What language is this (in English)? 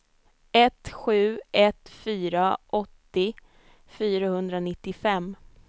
Swedish